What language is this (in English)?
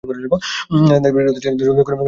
Bangla